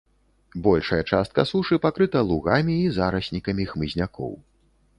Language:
Belarusian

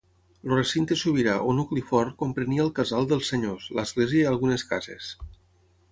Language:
Catalan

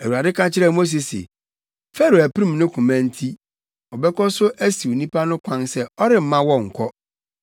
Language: Akan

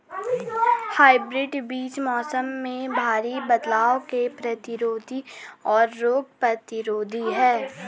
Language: Hindi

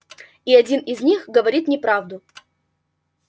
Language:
Russian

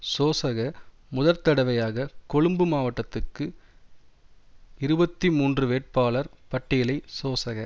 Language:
Tamil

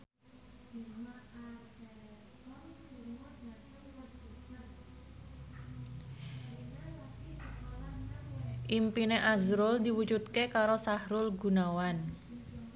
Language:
Javanese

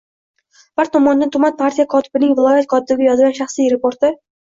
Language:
Uzbek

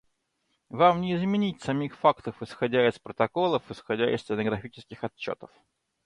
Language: Russian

